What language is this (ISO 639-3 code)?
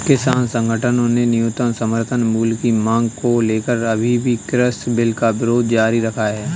hin